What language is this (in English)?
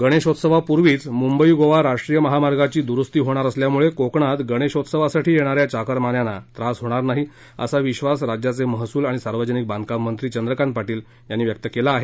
Marathi